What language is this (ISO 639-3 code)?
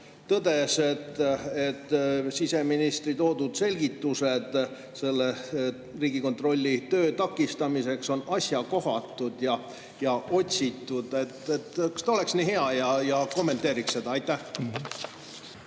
est